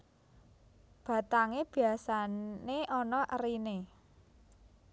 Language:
Javanese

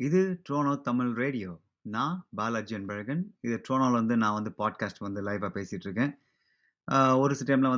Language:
Tamil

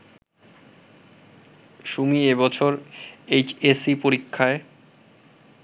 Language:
Bangla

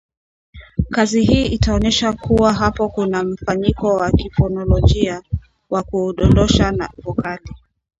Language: Swahili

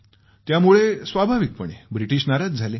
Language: Marathi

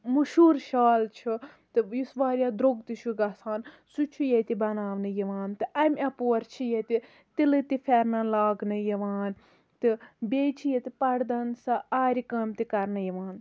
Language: Kashmiri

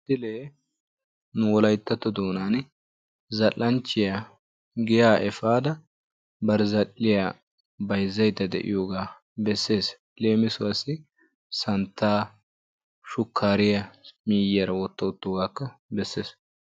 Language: Wolaytta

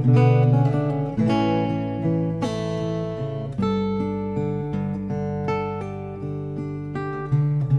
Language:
English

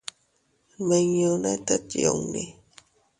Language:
Teutila Cuicatec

